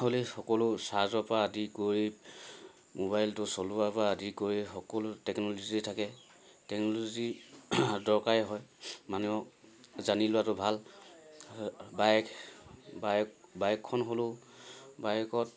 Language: Assamese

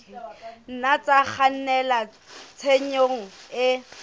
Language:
Southern Sotho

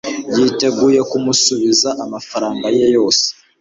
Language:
Kinyarwanda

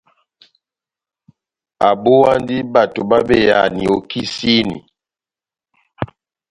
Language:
Batanga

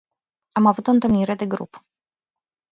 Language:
Romanian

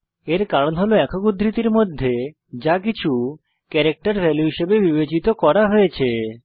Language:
Bangla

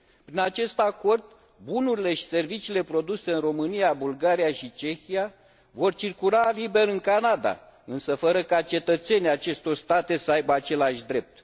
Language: Romanian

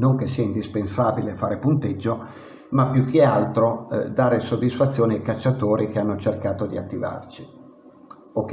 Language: Italian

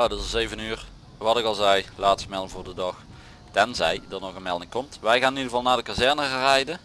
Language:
Dutch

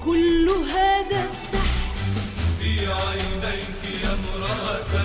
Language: Arabic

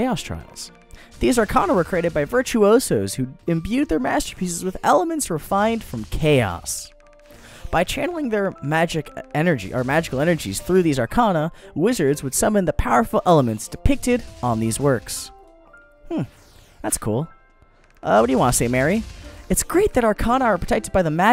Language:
English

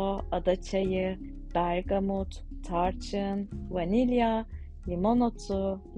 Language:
Turkish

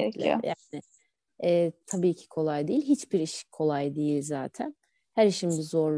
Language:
Turkish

